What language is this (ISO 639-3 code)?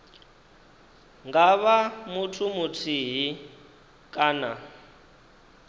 ven